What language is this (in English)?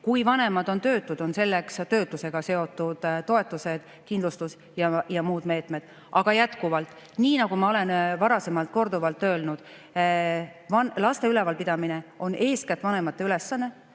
Estonian